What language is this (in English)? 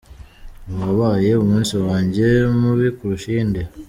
Kinyarwanda